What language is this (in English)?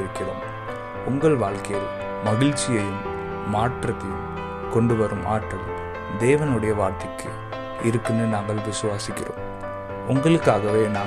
Tamil